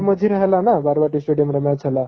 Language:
Odia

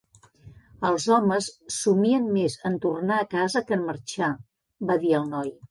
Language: Catalan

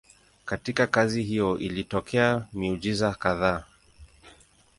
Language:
Swahili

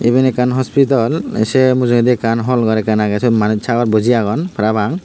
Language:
Chakma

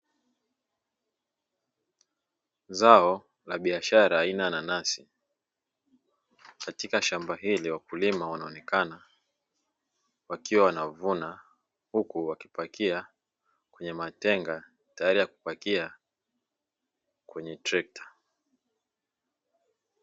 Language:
Swahili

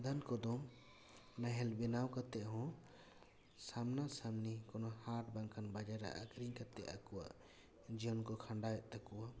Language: Santali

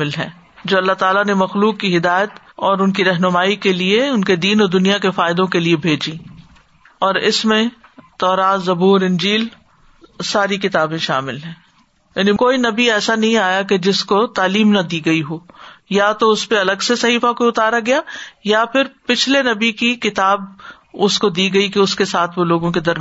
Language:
Urdu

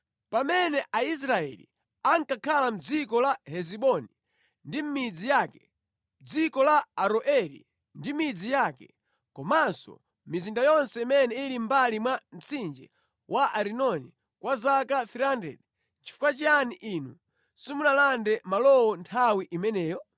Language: Nyanja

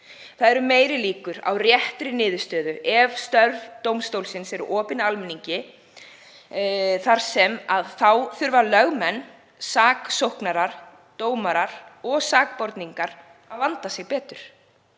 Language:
Icelandic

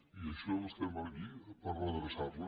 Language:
Catalan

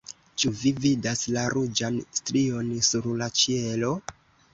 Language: Esperanto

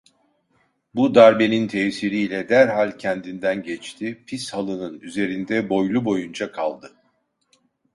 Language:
Turkish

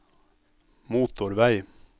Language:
Norwegian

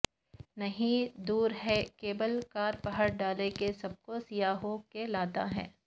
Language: Urdu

